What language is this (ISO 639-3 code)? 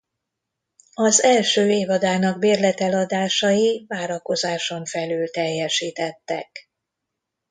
hun